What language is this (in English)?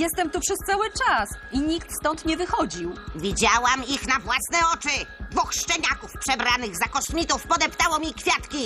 Polish